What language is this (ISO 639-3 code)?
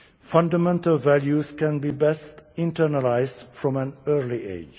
eng